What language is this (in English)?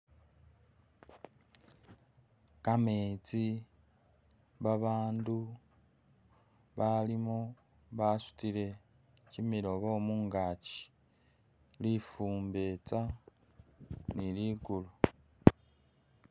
Masaaba